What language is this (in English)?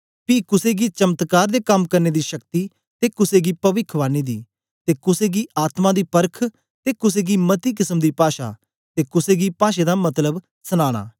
Dogri